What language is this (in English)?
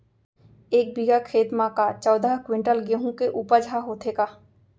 Chhattisgarhi